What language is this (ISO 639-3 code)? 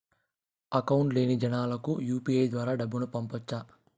tel